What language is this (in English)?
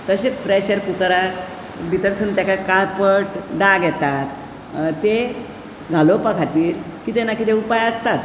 Konkani